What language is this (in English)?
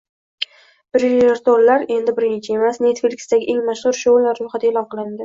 Uzbek